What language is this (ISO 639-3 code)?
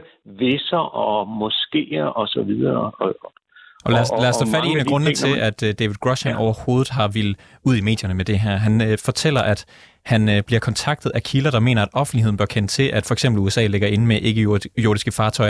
dan